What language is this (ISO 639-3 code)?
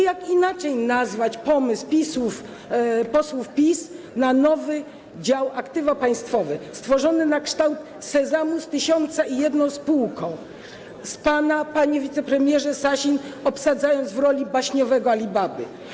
pol